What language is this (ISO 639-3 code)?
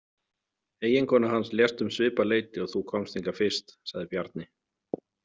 isl